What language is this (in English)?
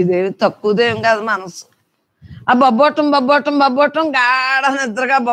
Telugu